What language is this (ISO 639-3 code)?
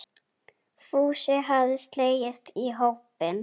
isl